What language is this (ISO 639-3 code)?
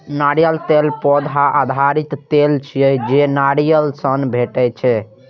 mai